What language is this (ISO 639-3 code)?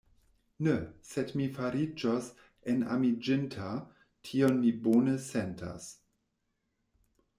epo